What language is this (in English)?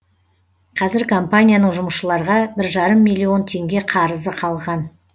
Kazakh